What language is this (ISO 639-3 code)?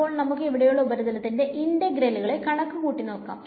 mal